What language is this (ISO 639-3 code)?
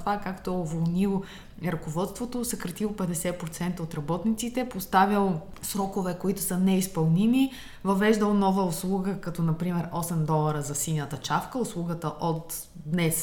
bul